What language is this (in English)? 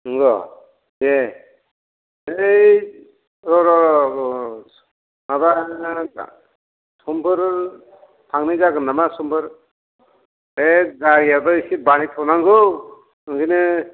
Bodo